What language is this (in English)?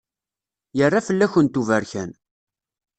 Kabyle